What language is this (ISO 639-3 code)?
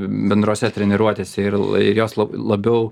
lit